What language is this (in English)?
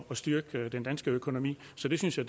Danish